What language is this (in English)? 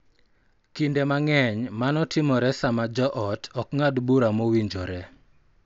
Luo (Kenya and Tanzania)